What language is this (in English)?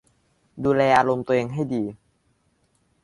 Thai